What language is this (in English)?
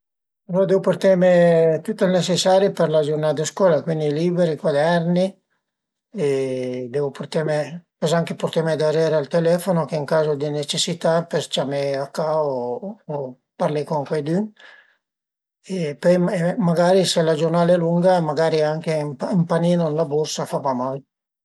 Piedmontese